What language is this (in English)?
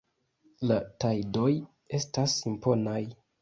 Esperanto